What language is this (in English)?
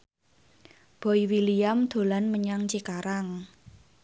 Javanese